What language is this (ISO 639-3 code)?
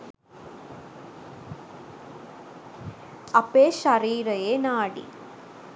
sin